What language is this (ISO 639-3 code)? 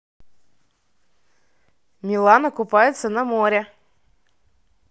rus